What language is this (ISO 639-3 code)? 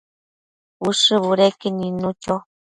mcf